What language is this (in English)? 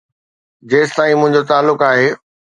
Sindhi